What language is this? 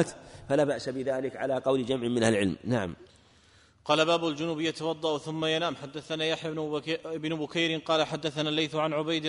Arabic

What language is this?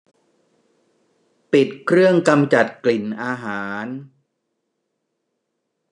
Thai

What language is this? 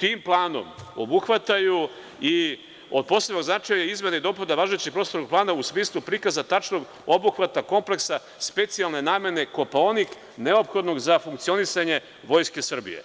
Serbian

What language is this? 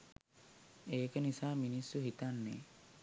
Sinhala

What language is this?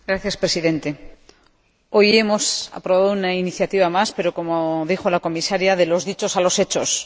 Spanish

